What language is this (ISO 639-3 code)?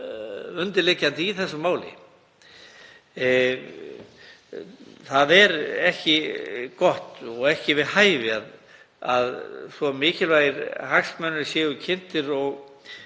isl